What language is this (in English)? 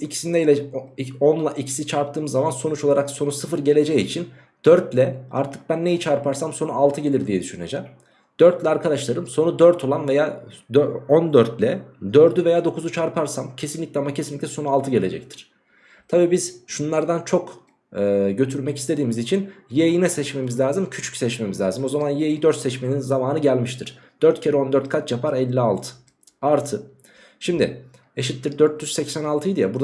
Turkish